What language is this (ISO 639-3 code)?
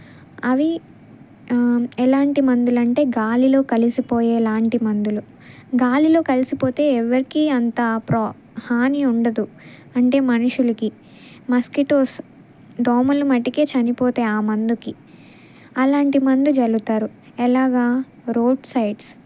tel